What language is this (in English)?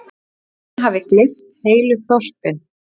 Icelandic